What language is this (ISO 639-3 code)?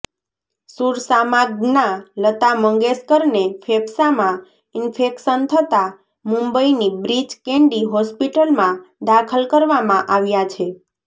guj